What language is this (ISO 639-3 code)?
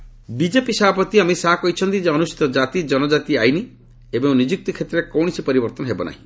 ori